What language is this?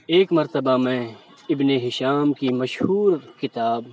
Urdu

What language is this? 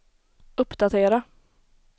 Swedish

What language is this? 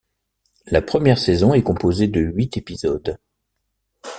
French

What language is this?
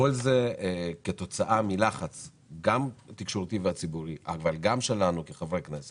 Hebrew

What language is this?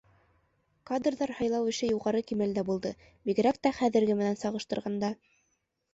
Bashkir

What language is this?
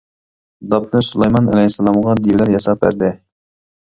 Uyghur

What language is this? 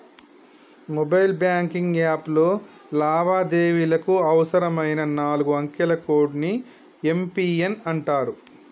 Telugu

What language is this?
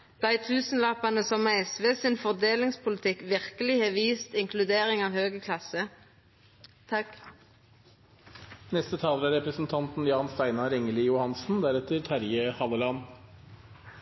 Norwegian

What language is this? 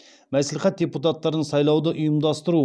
Kazakh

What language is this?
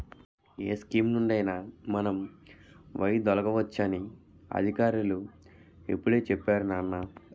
Telugu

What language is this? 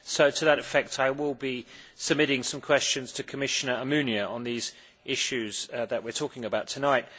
English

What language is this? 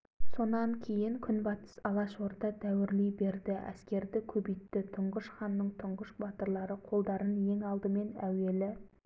Kazakh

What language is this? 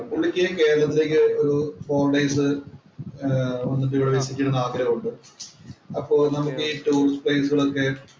Malayalam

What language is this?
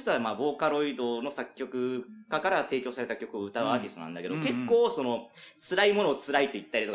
Japanese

